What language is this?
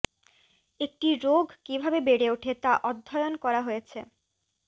Bangla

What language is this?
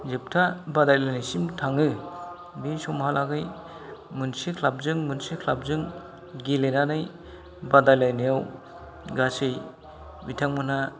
Bodo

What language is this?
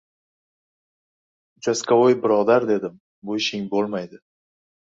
Uzbek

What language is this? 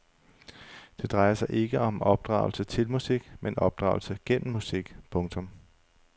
Danish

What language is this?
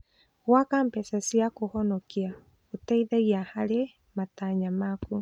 Kikuyu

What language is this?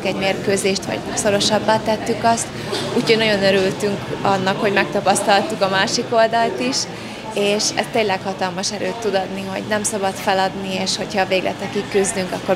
Hungarian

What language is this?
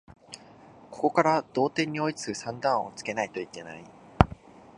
Japanese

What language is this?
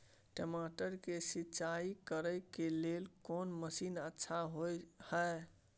Maithili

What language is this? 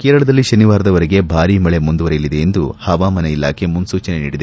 Kannada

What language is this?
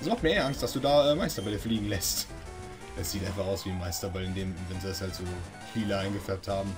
German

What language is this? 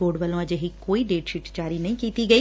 Punjabi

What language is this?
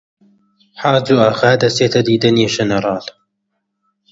Central Kurdish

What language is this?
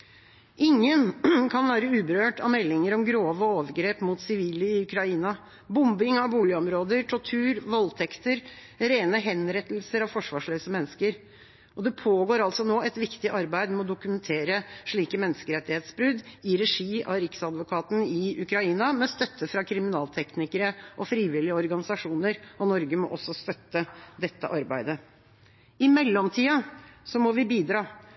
Norwegian Bokmål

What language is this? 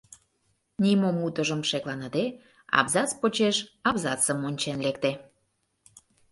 Mari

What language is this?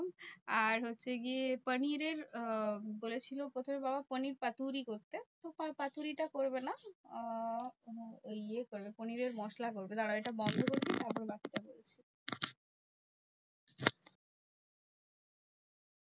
Bangla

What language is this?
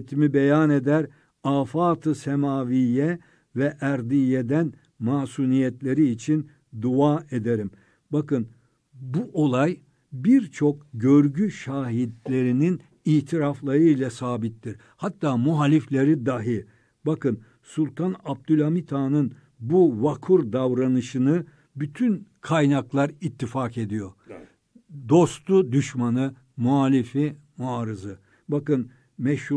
Turkish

